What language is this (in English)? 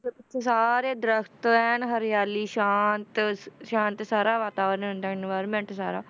Punjabi